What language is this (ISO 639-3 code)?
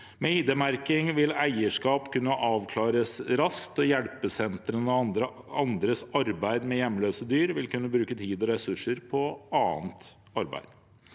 nor